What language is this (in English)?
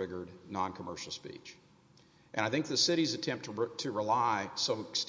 English